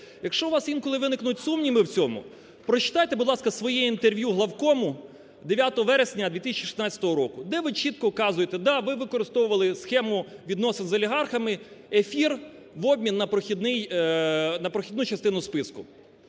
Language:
Ukrainian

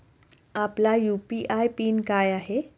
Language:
Marathi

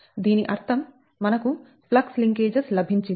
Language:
Telugu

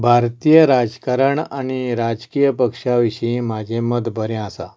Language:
Konkani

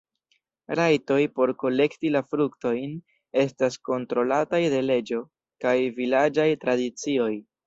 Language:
Esperanto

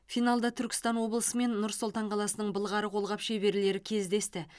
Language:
Kazakh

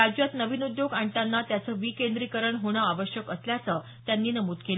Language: Marathi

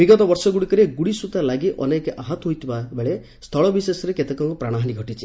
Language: Odia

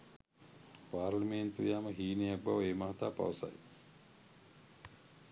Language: Sinhala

